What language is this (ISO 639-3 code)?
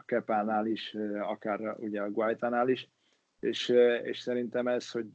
hun